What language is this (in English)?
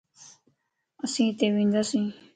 Lasi